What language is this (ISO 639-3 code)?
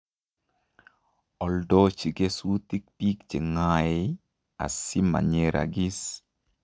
kln